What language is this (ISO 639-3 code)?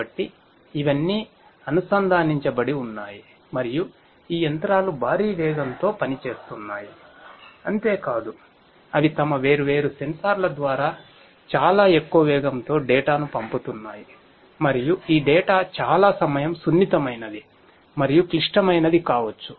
tel